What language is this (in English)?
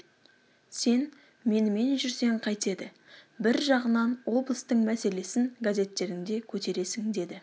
Kazakh